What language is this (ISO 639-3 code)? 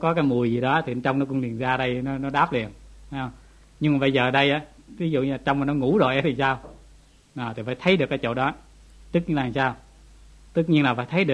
vie